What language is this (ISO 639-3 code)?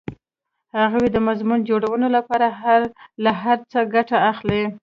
pus